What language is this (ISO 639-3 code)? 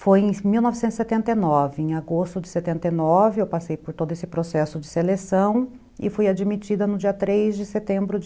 por